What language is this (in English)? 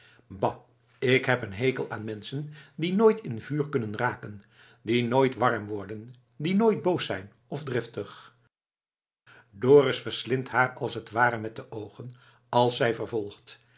Dutch